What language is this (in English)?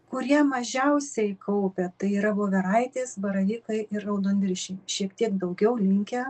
Lithuanian